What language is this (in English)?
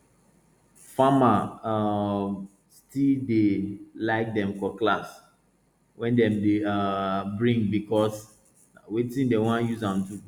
Nigerian Pidgin